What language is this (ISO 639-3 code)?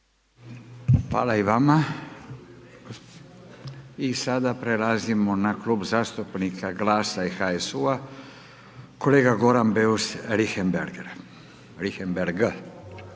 hrv